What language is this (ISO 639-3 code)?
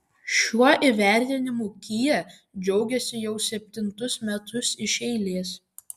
lit